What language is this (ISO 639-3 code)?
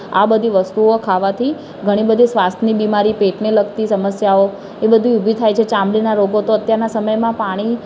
guj